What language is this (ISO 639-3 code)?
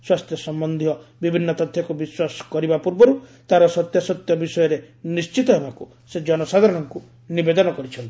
ori